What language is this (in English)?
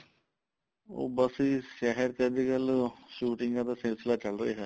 Punjabi